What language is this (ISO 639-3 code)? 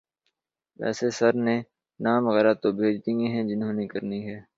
urd